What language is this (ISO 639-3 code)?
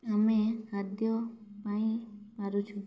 ori